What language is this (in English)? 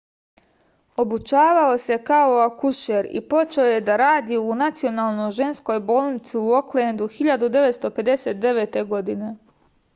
Serbian